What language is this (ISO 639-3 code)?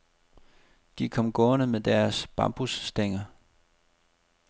dan